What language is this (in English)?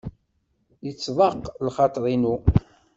Kabyle